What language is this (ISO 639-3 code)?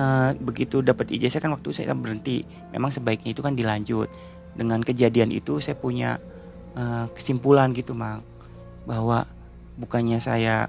ind